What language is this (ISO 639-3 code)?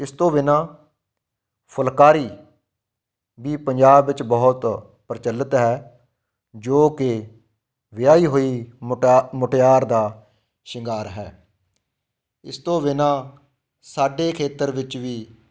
pan